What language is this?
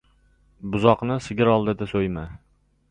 Uzbek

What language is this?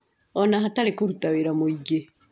Kikuyu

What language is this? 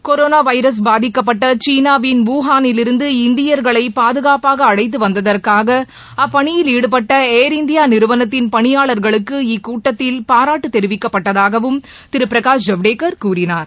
Tamil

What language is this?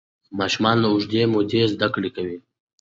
Pashto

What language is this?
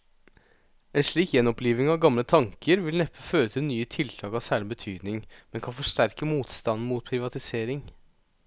Norwegian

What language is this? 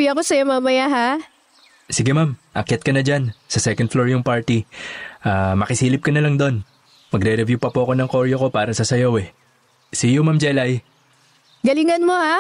Filipino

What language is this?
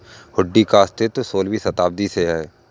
Hindi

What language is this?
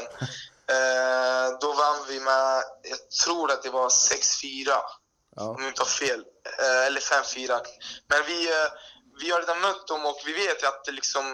Swedish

